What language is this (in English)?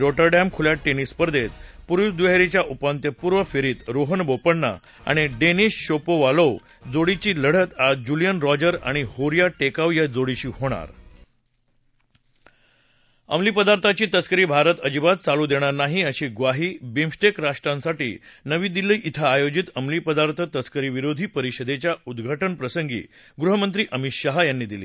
Marathi